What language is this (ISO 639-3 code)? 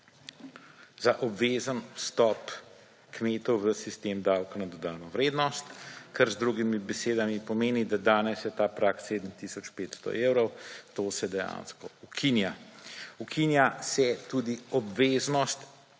slv